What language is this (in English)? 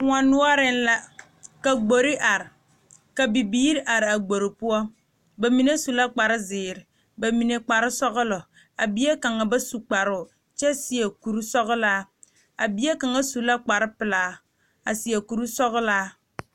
Southern Dagaare